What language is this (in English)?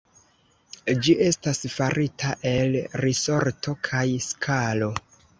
Esperanto